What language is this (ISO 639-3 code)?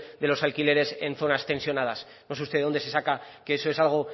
spa